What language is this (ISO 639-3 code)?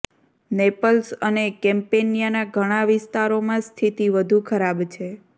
guj